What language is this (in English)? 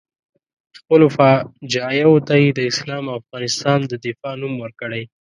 Pashto